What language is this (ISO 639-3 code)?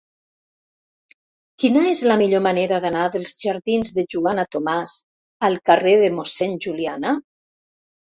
cat